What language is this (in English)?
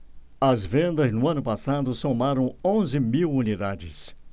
Portuguese